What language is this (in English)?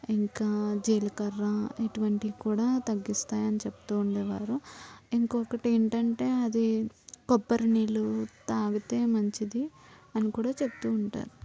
Telugu